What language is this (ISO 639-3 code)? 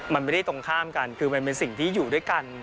tha